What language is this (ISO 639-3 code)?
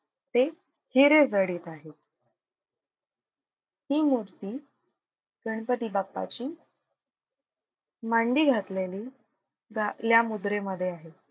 mar